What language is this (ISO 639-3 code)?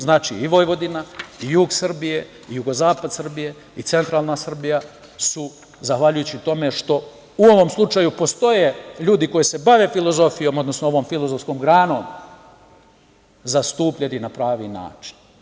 srp